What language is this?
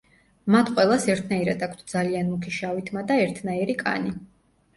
Georgian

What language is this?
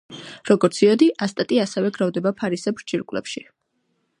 Georgian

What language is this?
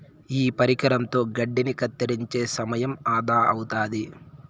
Telugu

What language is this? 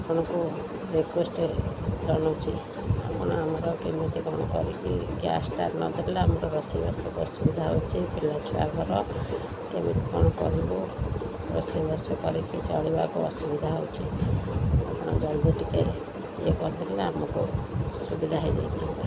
Odia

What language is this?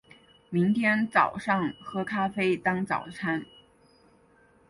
Chinese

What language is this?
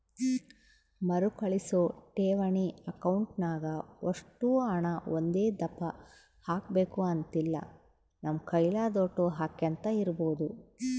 Kannada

